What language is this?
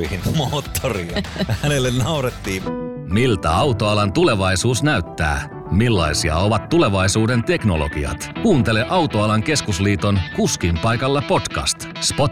Finnish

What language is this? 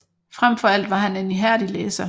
Danish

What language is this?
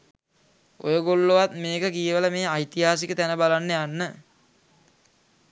Sinhala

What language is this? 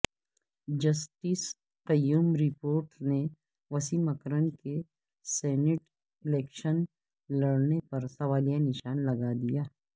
Urdu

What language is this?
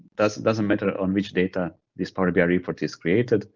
English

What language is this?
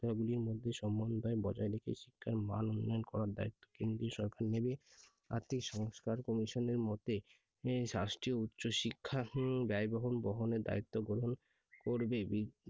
Bangla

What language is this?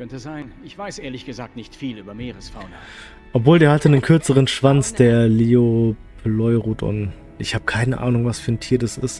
German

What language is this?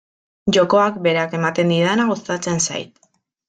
Basque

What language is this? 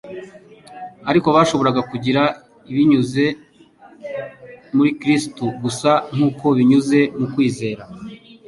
Kinyarwanda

